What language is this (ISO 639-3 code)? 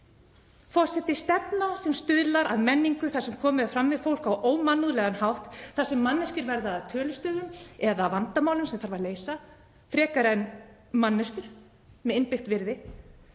isl